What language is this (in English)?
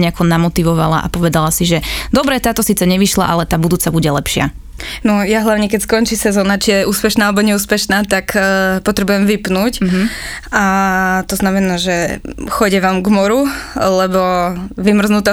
Slovak